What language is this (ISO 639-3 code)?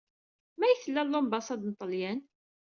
kab